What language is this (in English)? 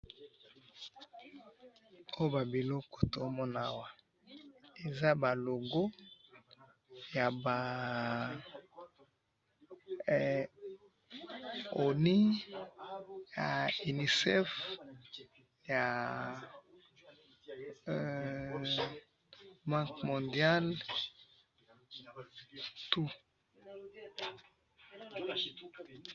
Lingala